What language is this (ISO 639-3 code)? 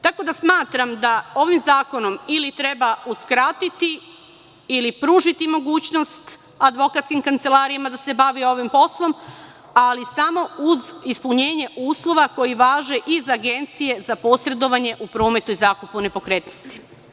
srp